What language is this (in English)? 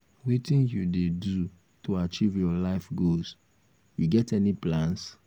Nigerian Pidgin